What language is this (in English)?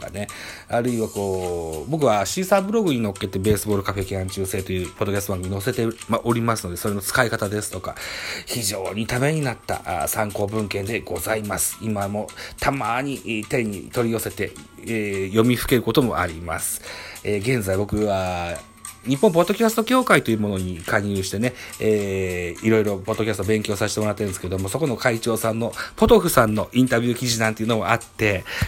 Japanese